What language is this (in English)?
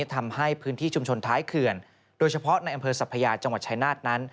Thai